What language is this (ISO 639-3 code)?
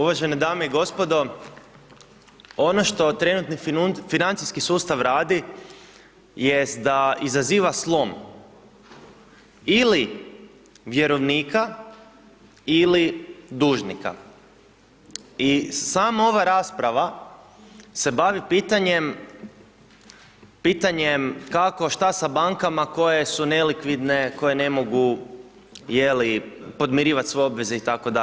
hrv